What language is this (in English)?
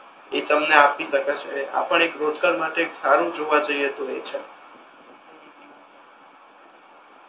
Gujarati